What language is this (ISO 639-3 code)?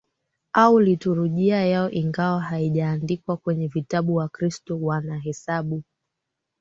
swa